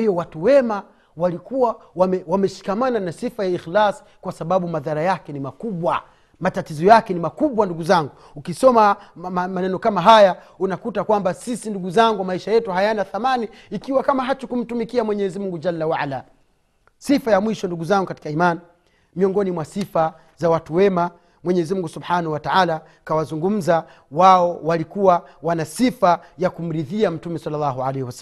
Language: Swahili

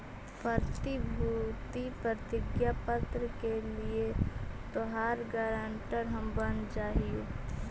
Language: Magahi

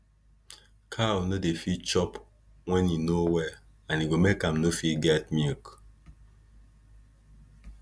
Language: Nigerian Pidgin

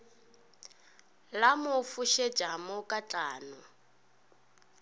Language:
Northern Sotho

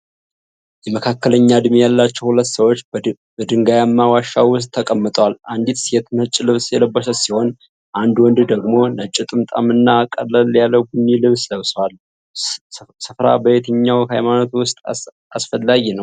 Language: Amharic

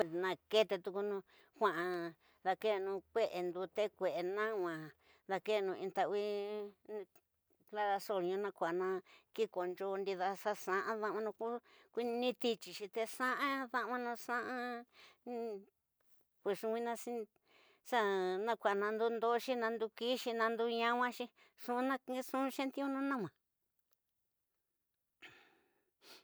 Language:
Tidaá Mixtec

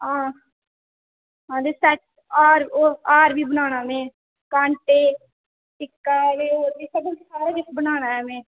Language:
Dogri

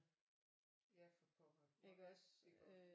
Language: Danish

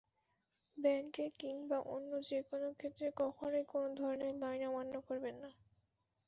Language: Bangla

